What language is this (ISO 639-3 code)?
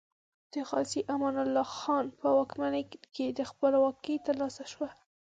pus